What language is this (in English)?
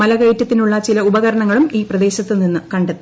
Malayalam